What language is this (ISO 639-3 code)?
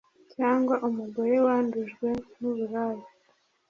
kin